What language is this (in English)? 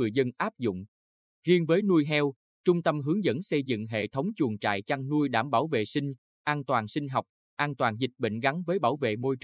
Vietnamese